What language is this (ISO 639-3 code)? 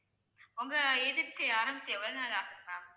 tam